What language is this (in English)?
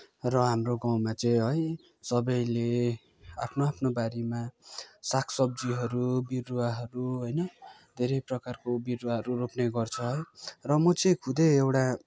Nepali